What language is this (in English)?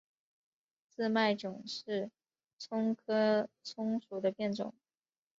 Chinese